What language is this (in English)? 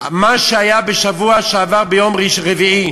Hebrew